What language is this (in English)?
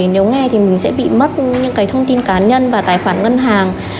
Vietnamese